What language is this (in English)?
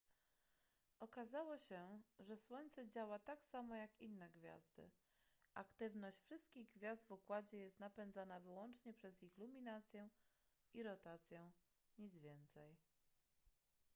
Polish